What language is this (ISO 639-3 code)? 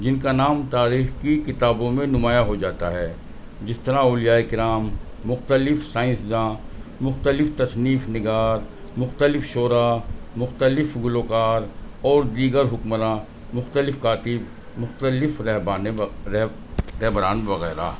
urd